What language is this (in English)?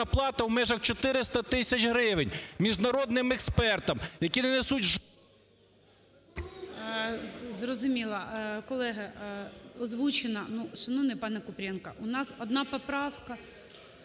Ukrainian